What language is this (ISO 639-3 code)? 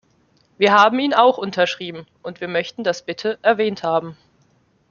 deu